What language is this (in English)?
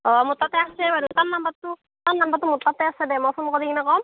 Assamese